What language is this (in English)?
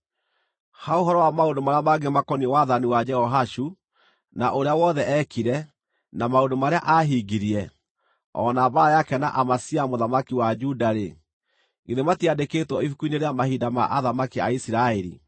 Kikuyu